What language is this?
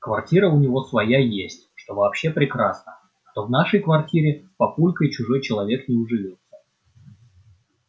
Russian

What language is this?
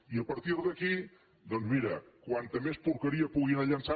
Catalan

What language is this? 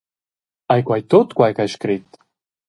Romansh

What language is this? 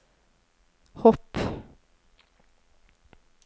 Norwegian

